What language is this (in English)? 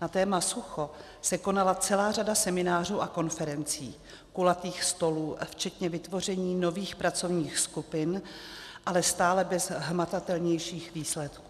Czech